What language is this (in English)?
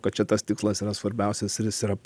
Lithuanian